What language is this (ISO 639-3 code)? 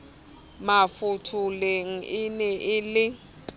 sot